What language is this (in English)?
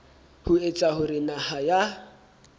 Southern Sotho